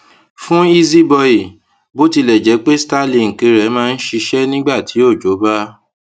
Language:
Yoruba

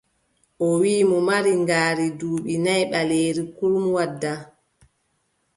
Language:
Adamawa Fulfulde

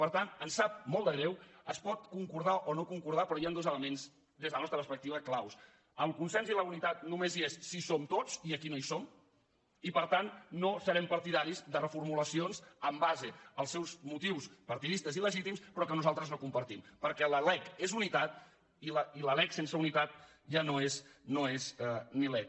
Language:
Catalan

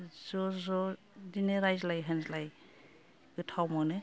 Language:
Bodo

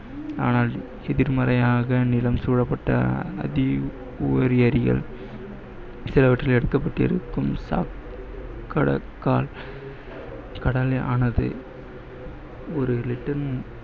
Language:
Tamil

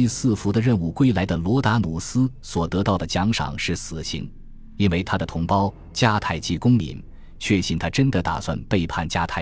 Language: Chinese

